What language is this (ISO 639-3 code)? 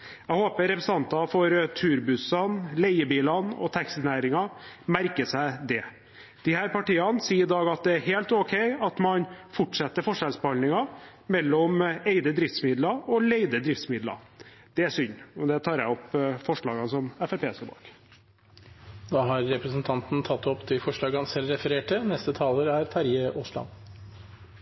nor